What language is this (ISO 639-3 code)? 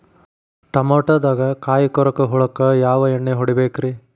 kan